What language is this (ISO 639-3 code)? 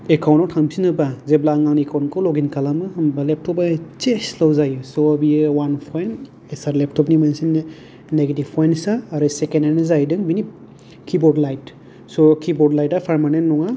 brx